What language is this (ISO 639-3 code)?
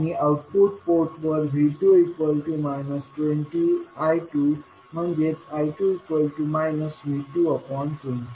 mar